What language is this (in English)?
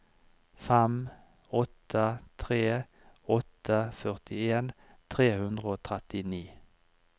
Norwegian